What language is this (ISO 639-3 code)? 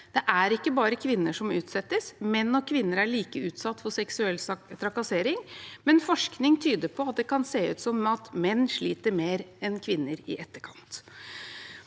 nor